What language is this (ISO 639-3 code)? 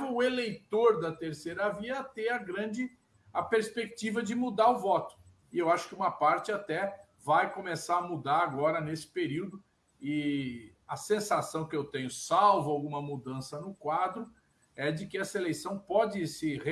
por